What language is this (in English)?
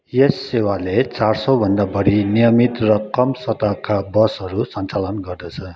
Nepali